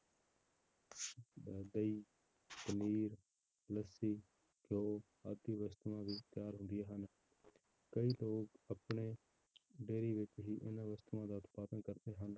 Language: Punjabi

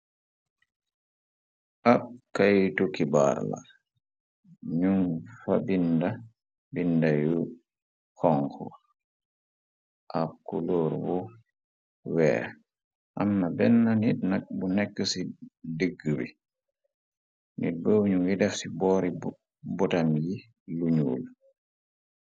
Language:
Wolof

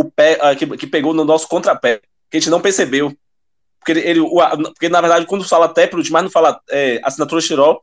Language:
Portuguese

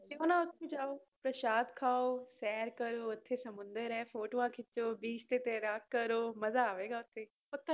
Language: Punjabi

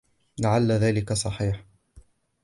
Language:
Arabic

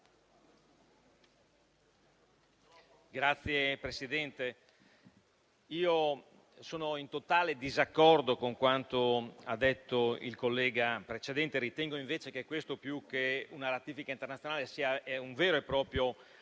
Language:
Italian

